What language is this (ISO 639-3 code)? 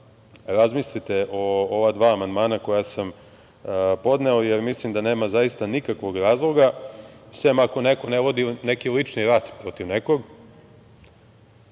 srp